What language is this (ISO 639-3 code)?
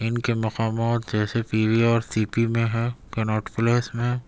urd